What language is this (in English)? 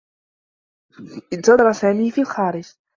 Arabic